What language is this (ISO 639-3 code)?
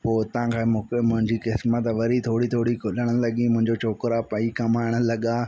snd